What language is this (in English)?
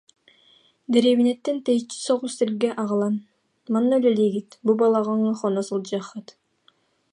Yakut